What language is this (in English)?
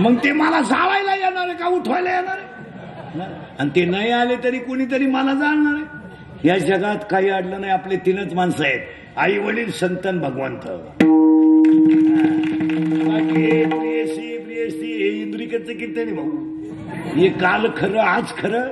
Marathi